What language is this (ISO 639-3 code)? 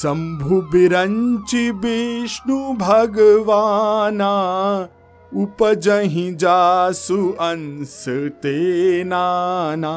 hin